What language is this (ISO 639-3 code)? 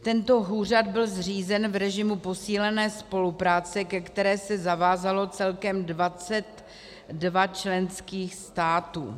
ces